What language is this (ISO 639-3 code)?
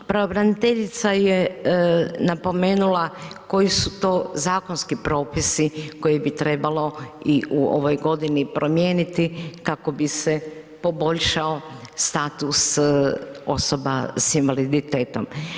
hrv